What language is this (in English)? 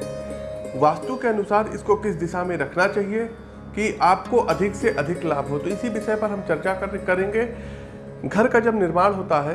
Hindi